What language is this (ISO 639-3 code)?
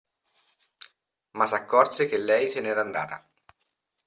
ita